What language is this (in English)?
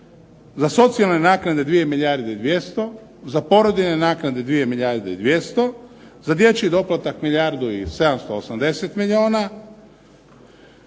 Croatian